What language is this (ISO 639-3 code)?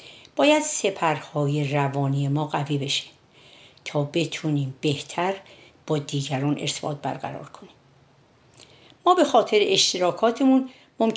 fas